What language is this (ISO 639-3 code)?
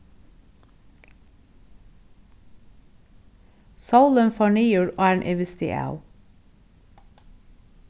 fao